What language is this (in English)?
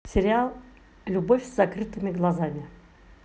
Russian